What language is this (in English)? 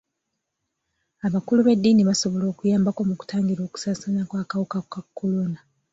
Ganda